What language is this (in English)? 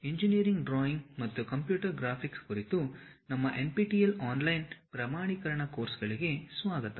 Kannada